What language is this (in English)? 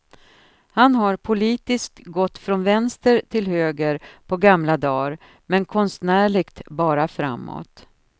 Swedish